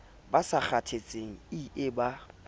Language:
Southern Sotho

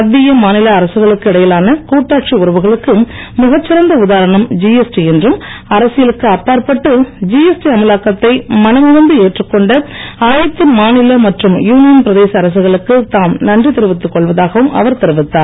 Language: Tamil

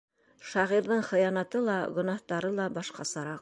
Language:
Bashkir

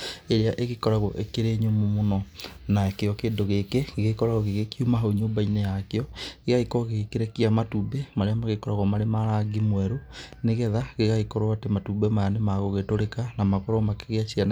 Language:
Kikuyu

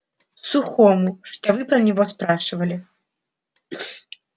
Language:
Russian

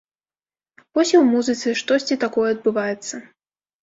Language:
Belarusian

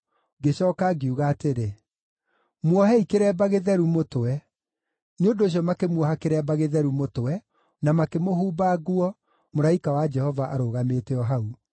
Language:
Kikuyu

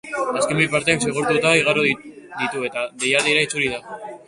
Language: Basque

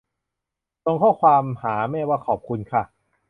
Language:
Thai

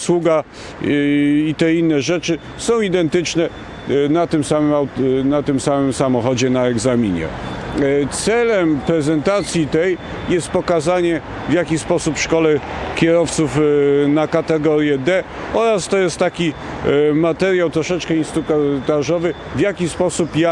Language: Polish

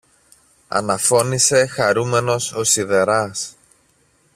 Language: Greek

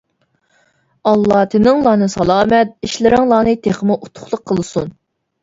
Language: Uyghur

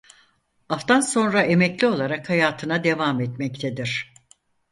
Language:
Turkish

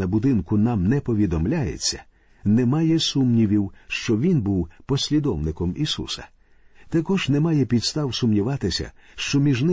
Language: Ukrainian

